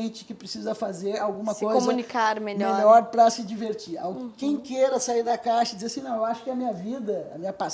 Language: Portuguese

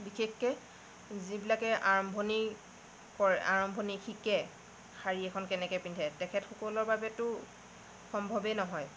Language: Assamese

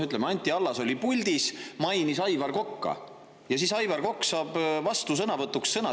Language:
Estonian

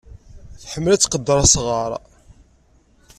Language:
Kabyle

